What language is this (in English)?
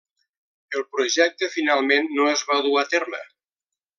Catalan